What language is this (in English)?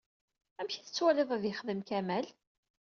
Kabyle